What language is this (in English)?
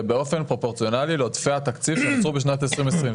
Hebrew